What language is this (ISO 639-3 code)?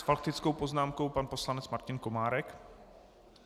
ces